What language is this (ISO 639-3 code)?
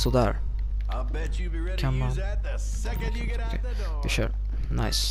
swe